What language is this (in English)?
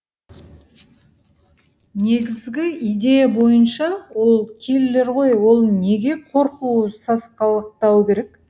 Kazakh